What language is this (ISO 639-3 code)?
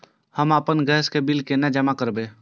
mai